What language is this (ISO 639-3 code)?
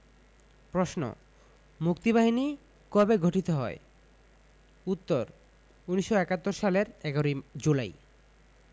ben